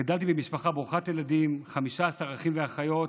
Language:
Hebrew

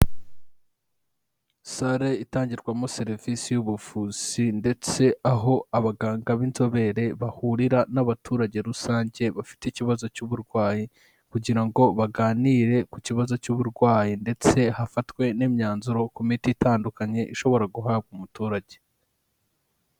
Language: Kinyarwanda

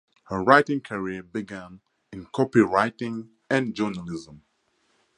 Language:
English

